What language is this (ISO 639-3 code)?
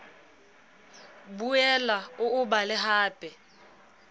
sot